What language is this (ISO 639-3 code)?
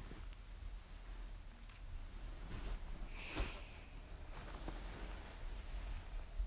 jpn